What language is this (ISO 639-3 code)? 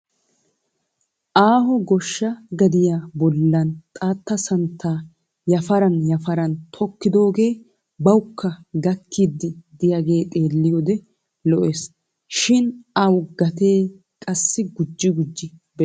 wal